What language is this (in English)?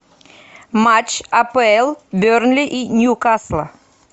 Russian